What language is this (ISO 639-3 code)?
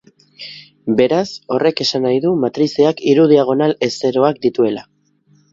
eus